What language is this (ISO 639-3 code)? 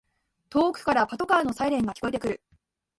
jpn